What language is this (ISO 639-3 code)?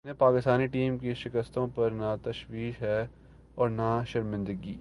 urd